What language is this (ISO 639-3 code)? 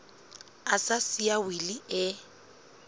sot